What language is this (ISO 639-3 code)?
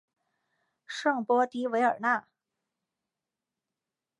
zho